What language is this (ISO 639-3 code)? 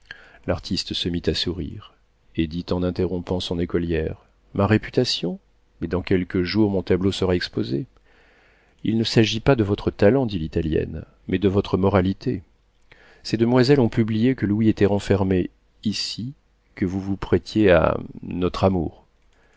fra